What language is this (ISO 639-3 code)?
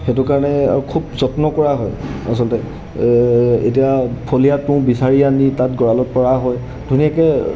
asm